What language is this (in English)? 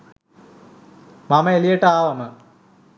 Sinhala